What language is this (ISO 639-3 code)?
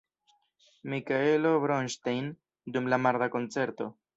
epo